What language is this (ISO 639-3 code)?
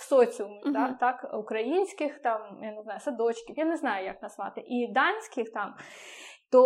ukr